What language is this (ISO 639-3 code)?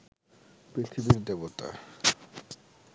ben